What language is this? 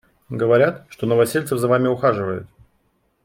Russian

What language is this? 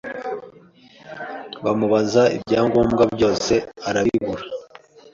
Kinyarwanda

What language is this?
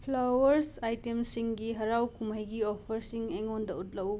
Manipuri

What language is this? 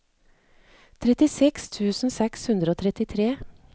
Norwegian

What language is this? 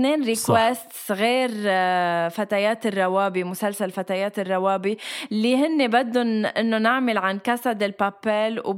Arabic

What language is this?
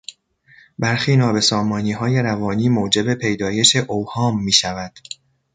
Persian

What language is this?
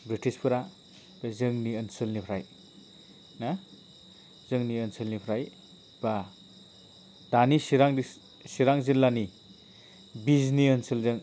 Bodo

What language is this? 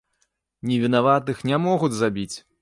Belarusian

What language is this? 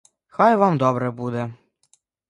Ukrainian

